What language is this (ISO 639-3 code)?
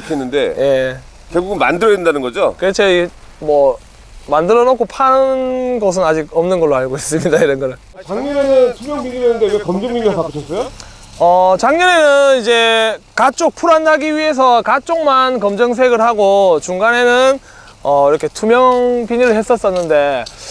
kor